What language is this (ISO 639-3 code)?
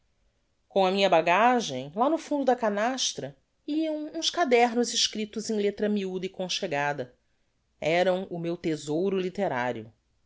por